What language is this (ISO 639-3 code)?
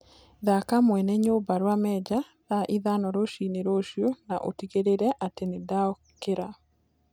kik